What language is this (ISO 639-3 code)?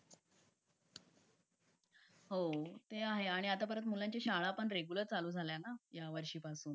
mar